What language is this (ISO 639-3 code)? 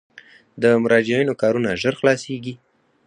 pus